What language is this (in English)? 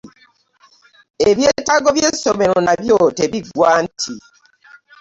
Ganda